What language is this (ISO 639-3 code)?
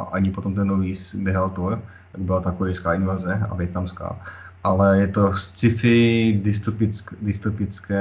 ces